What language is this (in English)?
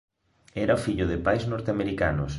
Galician